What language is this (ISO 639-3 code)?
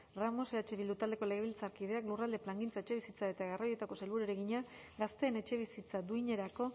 eus